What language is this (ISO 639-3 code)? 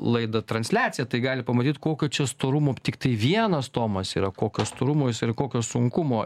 lit